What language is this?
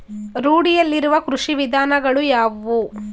Kannada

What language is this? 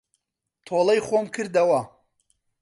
Central Kurdish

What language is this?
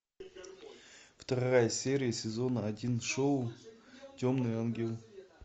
Russian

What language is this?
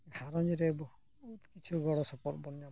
Santali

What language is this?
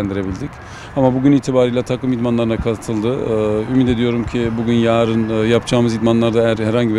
Turkish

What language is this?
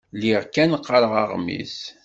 Kabyle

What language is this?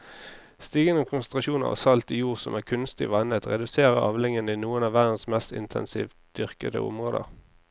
Norwegian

